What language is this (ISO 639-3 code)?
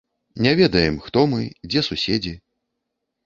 bel